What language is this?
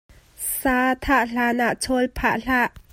Hakha Chin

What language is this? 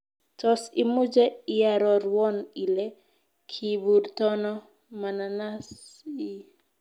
Kalenjin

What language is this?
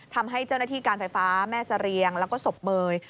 Thai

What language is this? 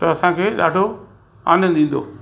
Sindhi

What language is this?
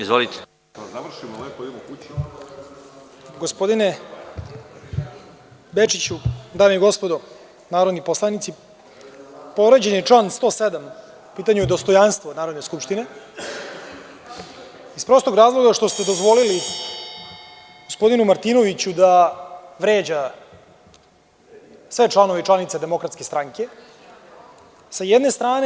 Serbian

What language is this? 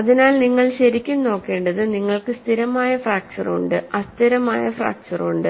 Malayalam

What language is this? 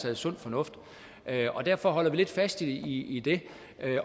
Danish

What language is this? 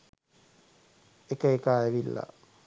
Sinhala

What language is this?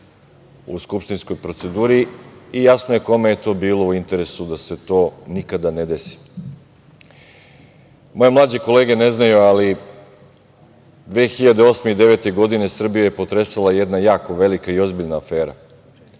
Serbian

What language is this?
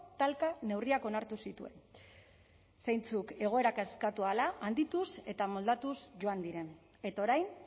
Basque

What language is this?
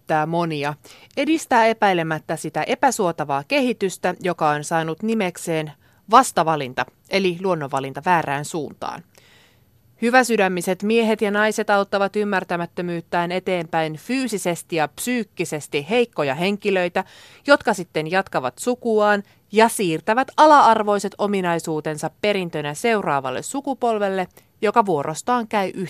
Finnish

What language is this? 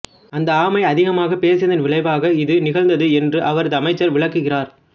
Tamil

